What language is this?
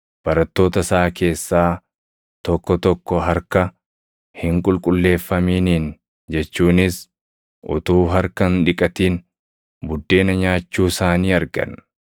Oromo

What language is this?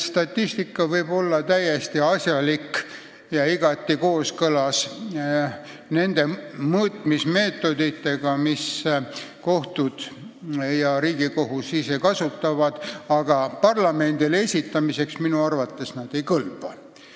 Estonian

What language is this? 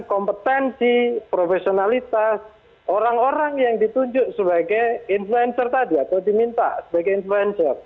Indonesian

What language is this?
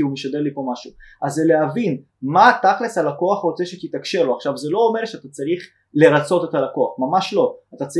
Hebrew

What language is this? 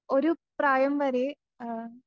Malayalam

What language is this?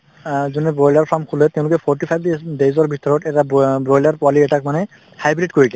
Assamese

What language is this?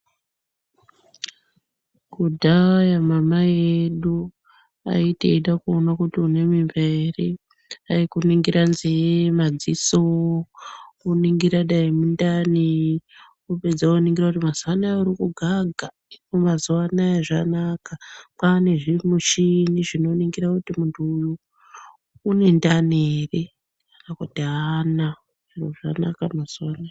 Ndau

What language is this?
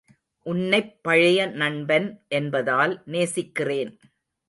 Tamil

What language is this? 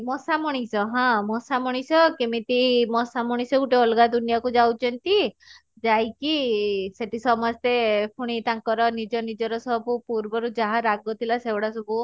Odia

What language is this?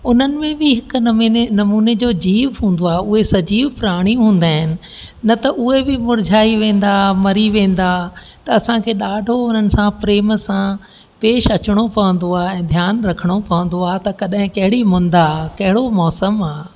Sindhi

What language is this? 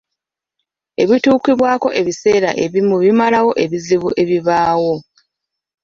Ganda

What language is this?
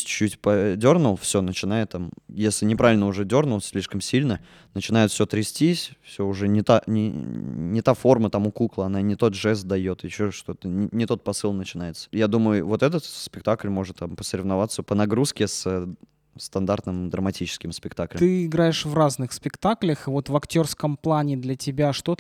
Russian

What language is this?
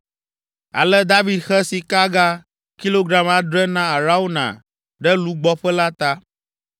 Ewe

